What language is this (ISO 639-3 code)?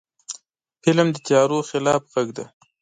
pus